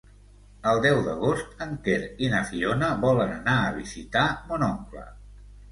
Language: Catalan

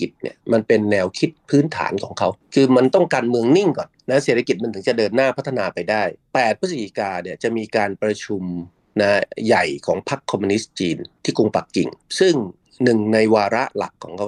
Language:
Thai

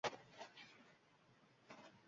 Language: Uzbek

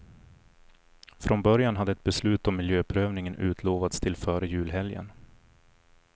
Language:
Swedish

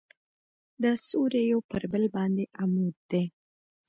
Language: Pashto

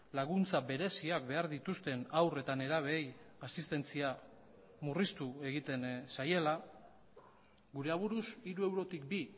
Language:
Basque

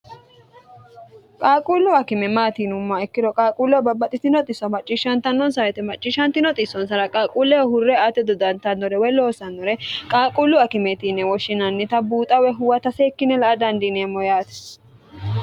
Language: Sidamo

